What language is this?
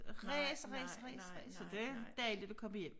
Danish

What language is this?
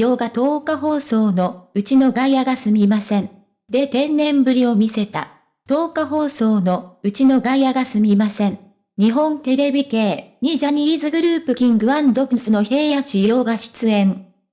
Japanese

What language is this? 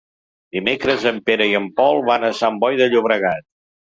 Catalan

